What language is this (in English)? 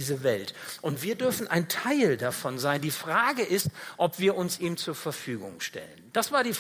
German